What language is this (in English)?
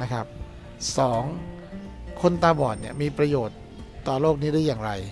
Thai